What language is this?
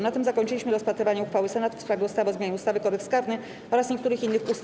Polish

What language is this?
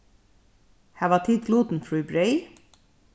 Faroese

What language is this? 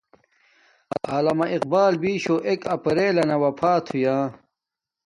Domaaki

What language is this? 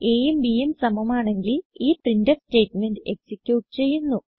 Malayalam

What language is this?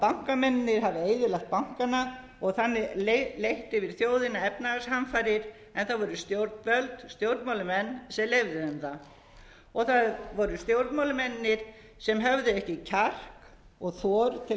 Icelandic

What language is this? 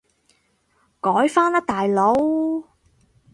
Cantonese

